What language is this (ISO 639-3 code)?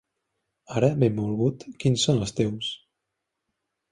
cat